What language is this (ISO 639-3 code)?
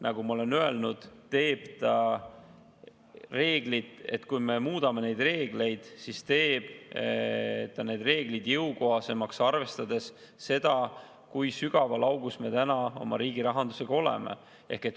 est